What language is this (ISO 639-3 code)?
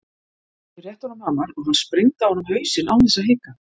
isl